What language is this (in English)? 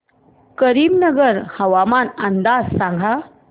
Marathi